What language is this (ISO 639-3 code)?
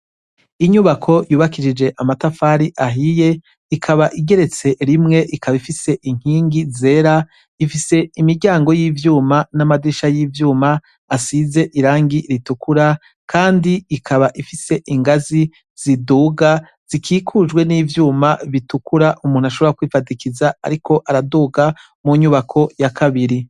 run